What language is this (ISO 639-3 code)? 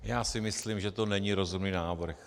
ces